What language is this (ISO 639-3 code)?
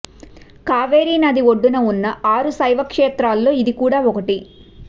tel